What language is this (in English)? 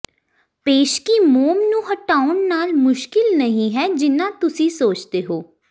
Punjabi